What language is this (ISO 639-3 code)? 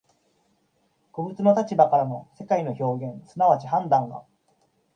jpn